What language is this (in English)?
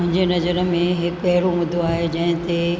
Sindhi